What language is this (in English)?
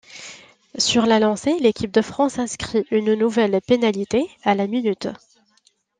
French